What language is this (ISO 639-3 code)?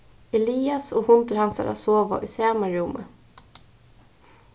fao